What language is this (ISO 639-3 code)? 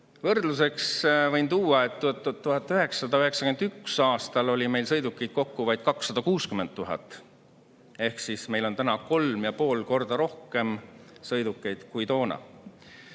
est